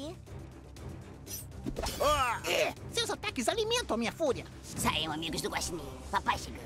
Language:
Portuguese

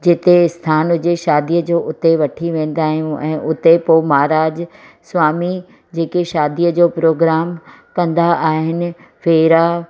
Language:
Sindhi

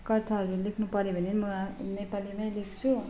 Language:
Nepali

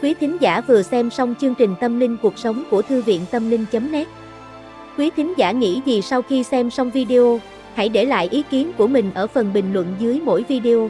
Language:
Vietnamese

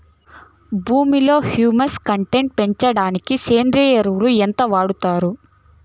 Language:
Telugu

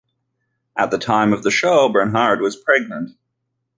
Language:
English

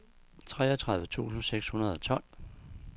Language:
Danish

